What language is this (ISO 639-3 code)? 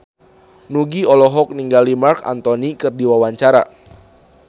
sun